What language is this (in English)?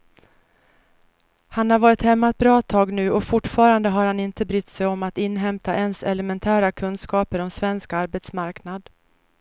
Swedish